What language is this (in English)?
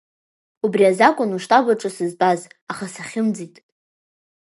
Abkhazian